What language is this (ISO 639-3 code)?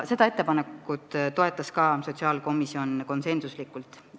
est